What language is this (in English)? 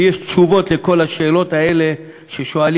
Hebrew